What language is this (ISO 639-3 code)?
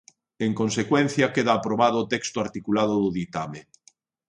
glg